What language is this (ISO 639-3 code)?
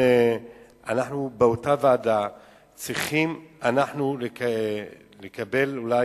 heb